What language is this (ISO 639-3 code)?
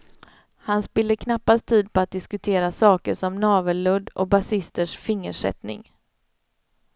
swe